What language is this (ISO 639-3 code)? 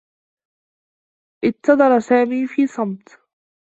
ara